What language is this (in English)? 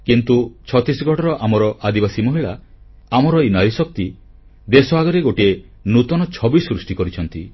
Odia